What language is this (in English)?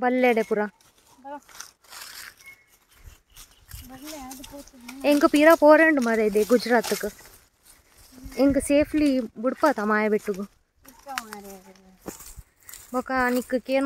Romanian